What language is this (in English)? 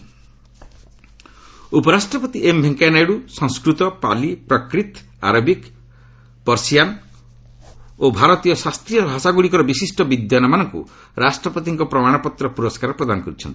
Odia